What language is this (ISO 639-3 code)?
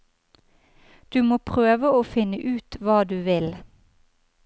nor